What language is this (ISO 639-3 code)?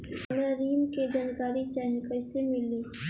bho